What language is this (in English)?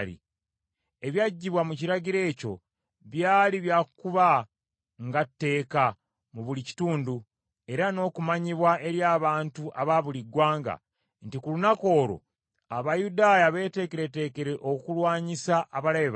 Ganda